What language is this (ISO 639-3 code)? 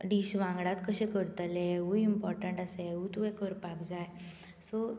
kok